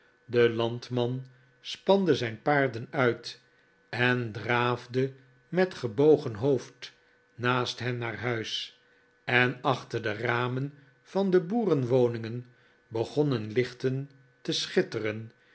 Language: Dutch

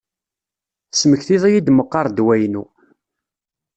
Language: Kabyle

